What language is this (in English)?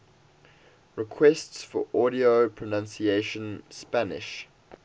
English